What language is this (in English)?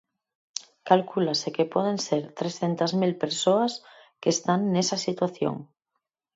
Galician